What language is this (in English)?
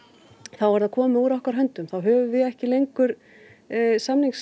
Icelandic